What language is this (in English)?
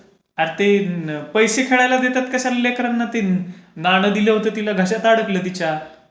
Marathi